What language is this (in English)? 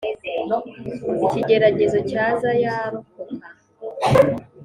Kinyarwanda